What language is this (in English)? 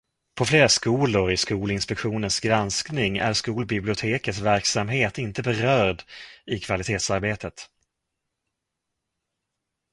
Swedish